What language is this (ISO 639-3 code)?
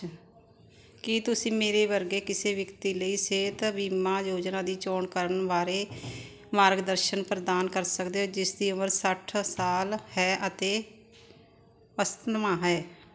pan